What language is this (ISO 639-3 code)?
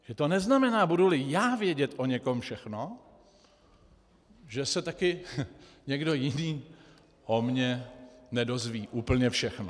ces